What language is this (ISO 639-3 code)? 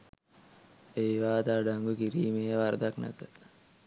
sin